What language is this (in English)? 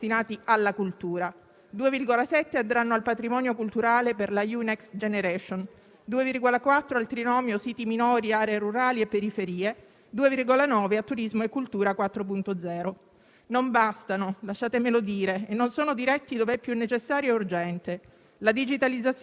Italian